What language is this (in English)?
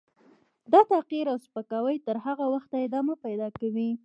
Pashto